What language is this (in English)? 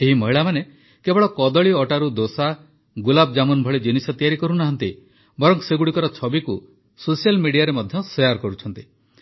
Odia